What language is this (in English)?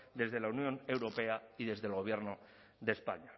Spanish